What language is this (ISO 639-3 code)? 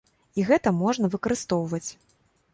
bel